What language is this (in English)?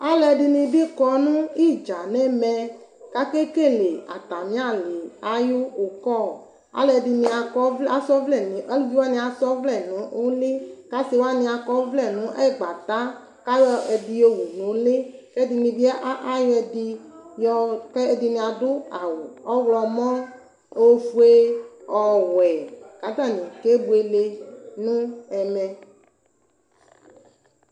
Ikposo